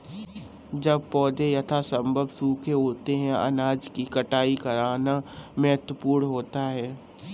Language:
Hindi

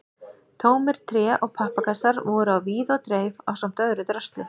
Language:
Icelandic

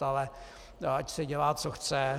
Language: Czech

